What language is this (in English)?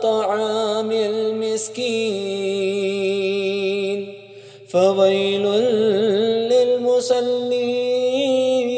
Arabic